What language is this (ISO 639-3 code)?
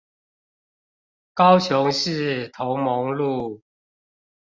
zho